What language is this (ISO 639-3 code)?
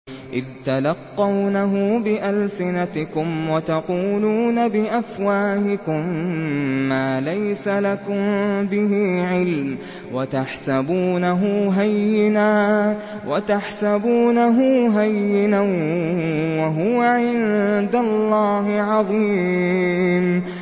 ara